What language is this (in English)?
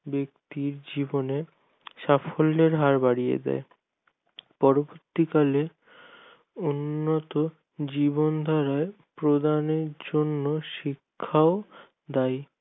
Bangla